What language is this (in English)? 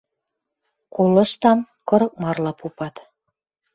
Western Mari